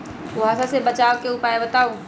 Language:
Magahi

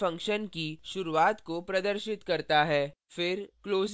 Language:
Hindi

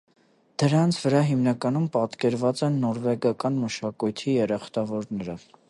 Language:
Armenian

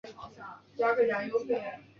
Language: Chinese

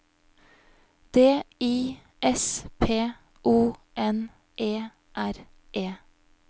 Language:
Norwegian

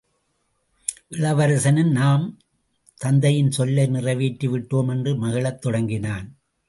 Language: Tamil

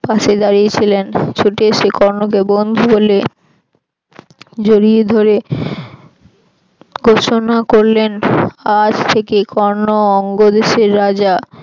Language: Bangla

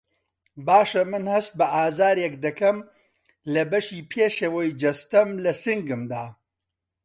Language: Central Kurdish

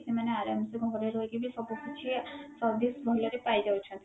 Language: Odia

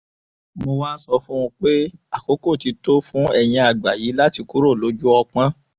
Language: Yoruba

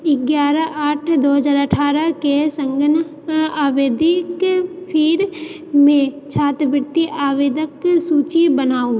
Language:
Maithili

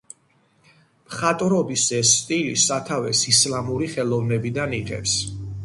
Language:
Georgian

